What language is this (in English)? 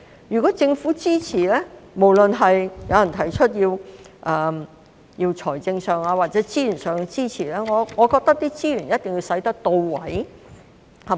Cantonese